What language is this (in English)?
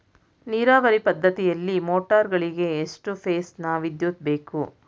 Kannada